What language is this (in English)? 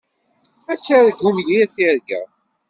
Kabyle